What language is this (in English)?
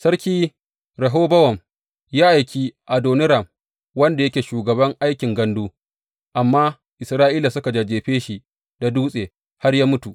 Hausa